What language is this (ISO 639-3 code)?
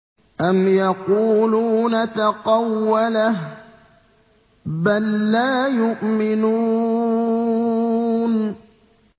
ara